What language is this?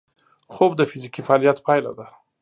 Pashto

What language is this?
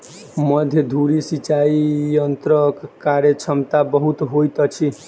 Maithili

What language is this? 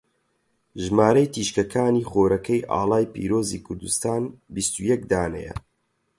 Central Kurdish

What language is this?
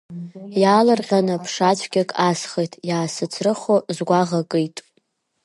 Abkhazian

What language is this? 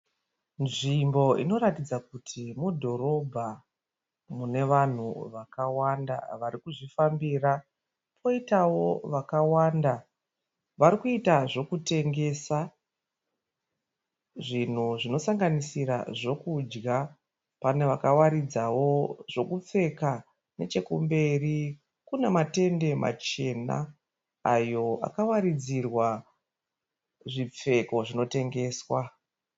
Shona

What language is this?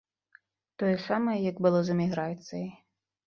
Belarusian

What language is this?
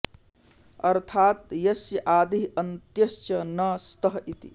Sanskrit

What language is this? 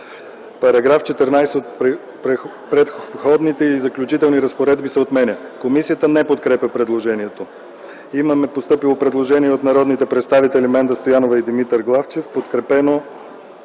Bulgarian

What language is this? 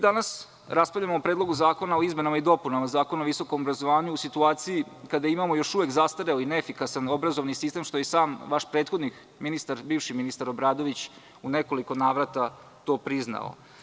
Serbian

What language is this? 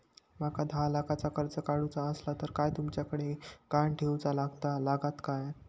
Marathi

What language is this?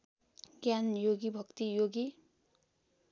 Nepali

